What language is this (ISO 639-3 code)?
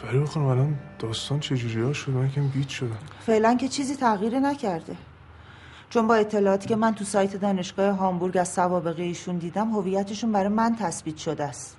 fas